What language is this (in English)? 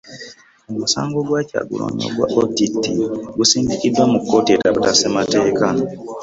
Ganda